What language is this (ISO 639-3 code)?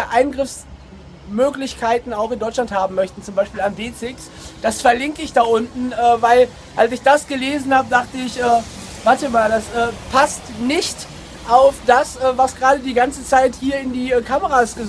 deu